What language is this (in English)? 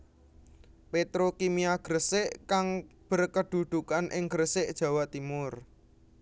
Javanese